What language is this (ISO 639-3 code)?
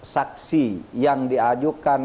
ind